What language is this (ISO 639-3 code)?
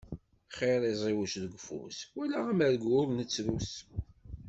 kab